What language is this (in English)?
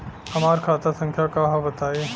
Bhojpuri